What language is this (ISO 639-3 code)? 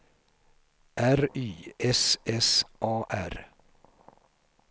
swe